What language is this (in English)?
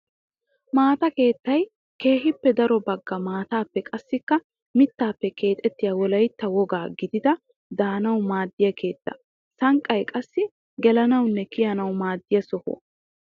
Wolaytta